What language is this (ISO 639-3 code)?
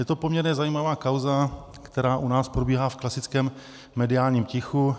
ces